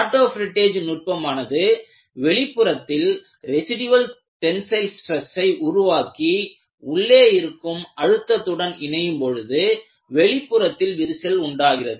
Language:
Tamil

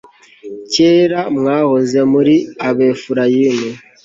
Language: Kinyarwanda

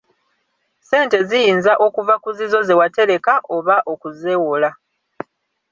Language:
Ganda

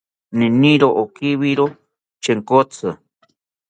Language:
South Ucayali Ashéninka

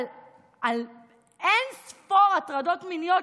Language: Hebrew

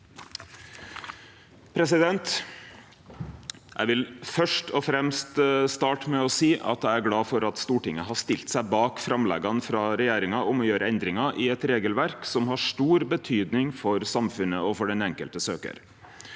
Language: Norwegian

